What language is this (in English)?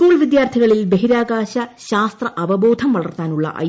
Malayalam